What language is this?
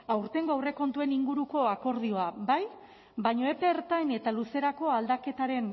Basque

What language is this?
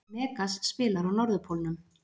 Icelandic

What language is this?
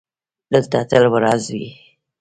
Pashto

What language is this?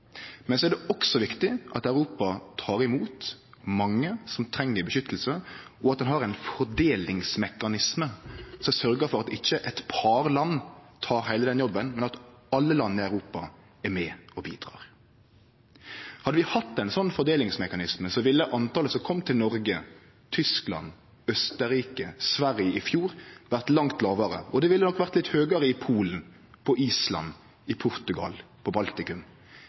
Norwegian Nynorsk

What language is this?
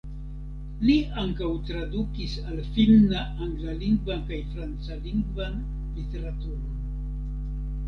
Esperanto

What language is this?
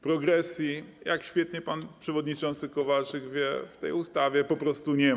Polish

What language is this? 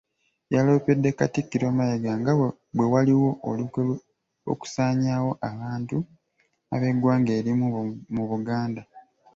Ganda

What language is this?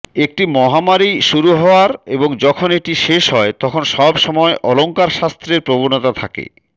Bangla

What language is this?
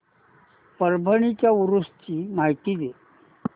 Marathi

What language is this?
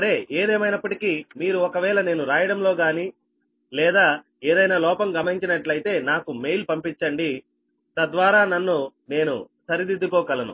Telugu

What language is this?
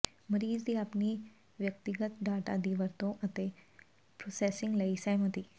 Punjabi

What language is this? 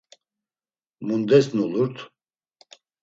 Laz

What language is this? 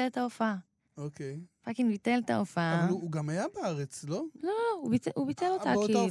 Hebrew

